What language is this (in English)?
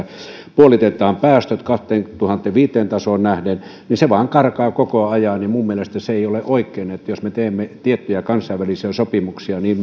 Finnish